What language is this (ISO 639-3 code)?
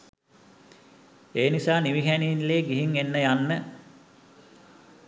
sin